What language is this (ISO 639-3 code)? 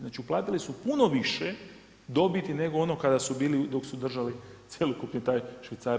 hrv